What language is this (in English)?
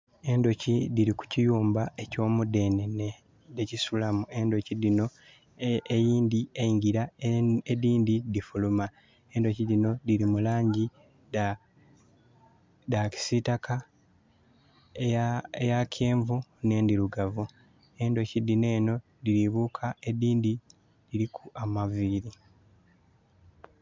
Soga